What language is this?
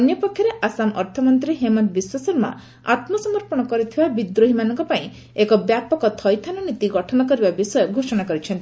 Odia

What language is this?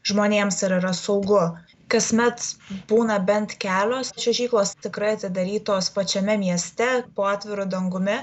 Lithuanian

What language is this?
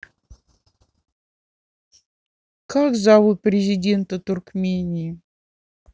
Russian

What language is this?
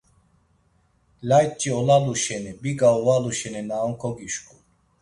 Laz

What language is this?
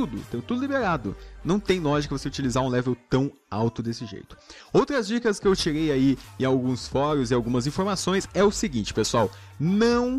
Portuguese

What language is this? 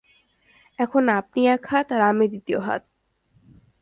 Bangla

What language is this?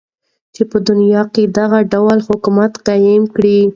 Pashto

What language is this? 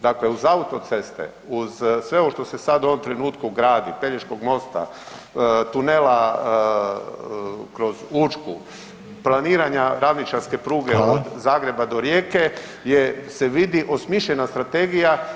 Croatian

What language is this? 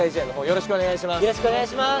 Japanese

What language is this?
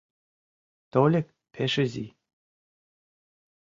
Mari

